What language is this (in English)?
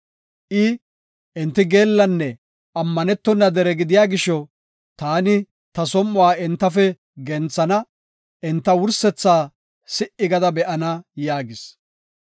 Gofa